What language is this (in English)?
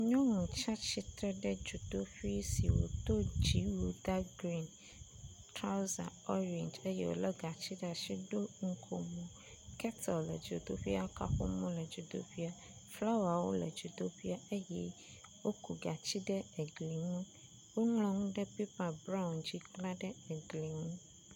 Ewe